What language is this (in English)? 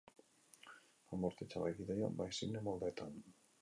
Basque